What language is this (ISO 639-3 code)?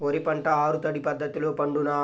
tel